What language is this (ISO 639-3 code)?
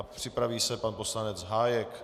ces